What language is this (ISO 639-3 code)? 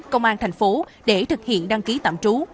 vie